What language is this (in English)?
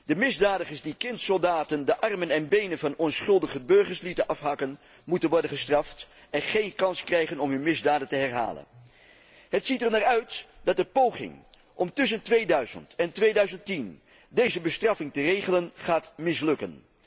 Dutch